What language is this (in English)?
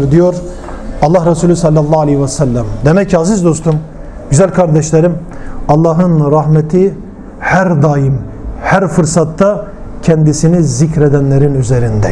Turkish